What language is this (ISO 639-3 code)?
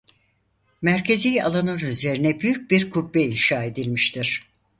tur